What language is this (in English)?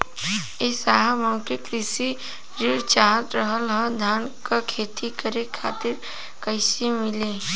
Bhojpuri